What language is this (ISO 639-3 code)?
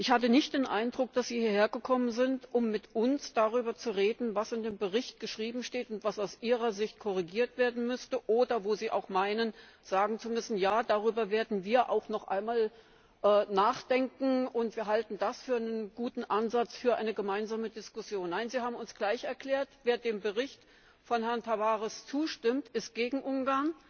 deu